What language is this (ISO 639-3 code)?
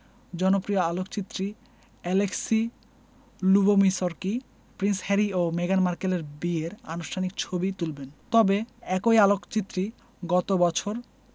ben